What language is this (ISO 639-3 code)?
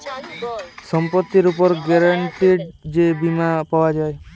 ben